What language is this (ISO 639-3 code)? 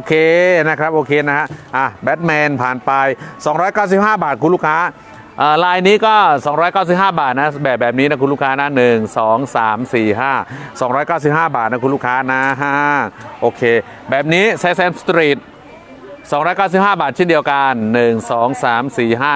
tha